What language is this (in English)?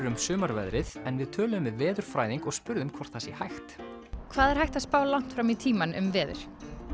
Icelandic